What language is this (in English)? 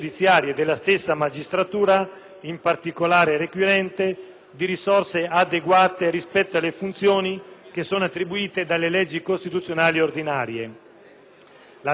Italian